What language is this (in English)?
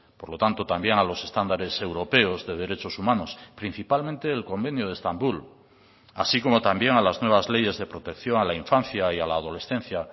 Spanish